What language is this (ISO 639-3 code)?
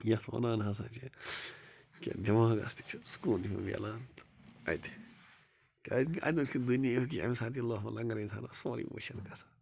kas